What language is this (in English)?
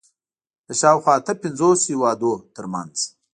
Pashto